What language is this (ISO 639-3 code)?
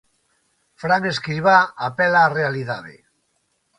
glg